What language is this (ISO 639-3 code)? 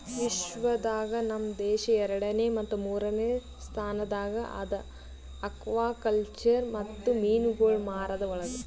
kan